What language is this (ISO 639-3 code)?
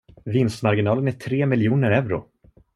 swe